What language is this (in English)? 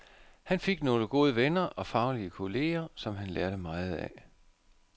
Danish